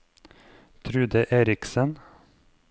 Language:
Norwegian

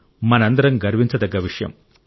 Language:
Telugu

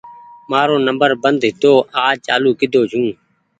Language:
Goaria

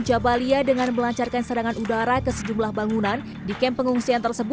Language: Indonesian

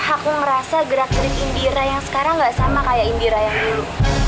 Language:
Indonesian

